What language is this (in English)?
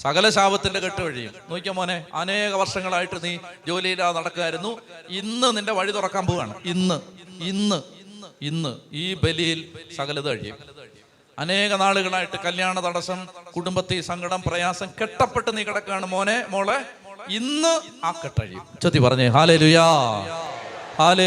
Malayalam